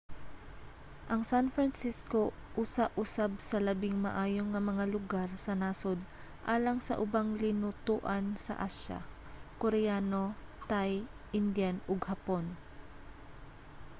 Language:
Cebuano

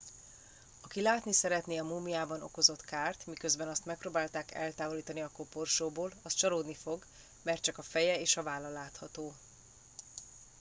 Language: Hungarian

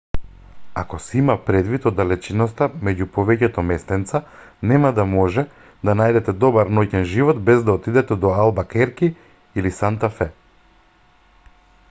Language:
Macedonian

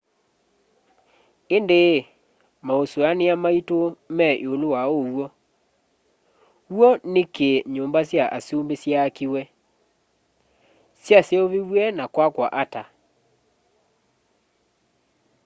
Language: Kamba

